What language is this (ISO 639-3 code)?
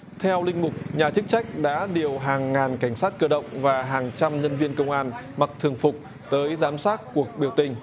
vie